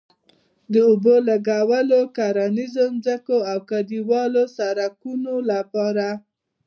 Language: Pashto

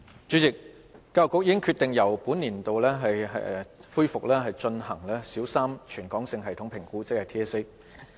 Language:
Cantonese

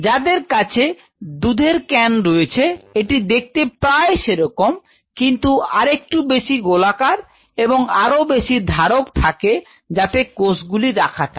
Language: Bangla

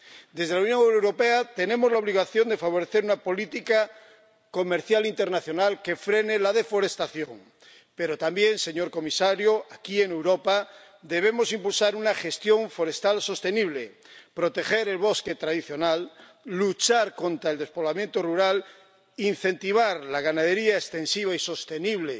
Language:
Spanish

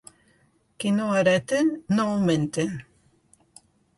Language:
Catalan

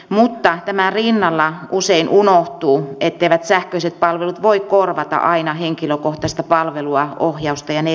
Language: Finnish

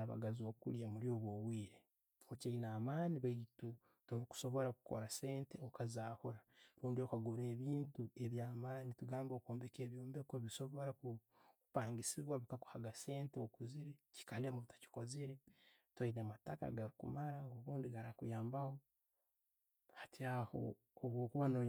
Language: Tooro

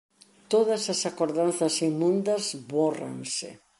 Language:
Galician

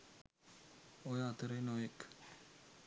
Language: Sinhala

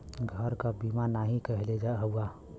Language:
Bhojpuri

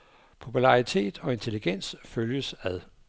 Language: Danish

